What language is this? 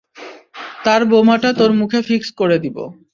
Bangla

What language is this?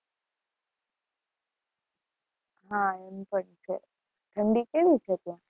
Gujarati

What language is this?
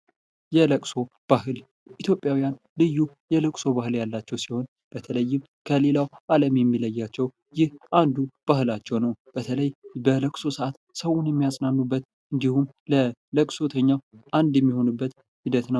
Amharic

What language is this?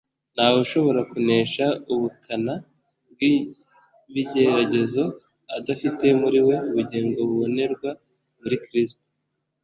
Kinyarwanda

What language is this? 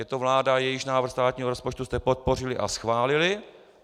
Czech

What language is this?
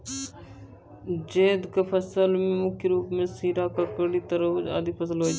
Maithili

